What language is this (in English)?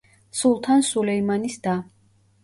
Georgian